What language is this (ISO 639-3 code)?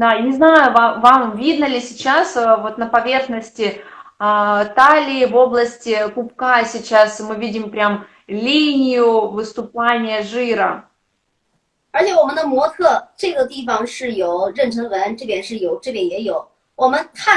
rus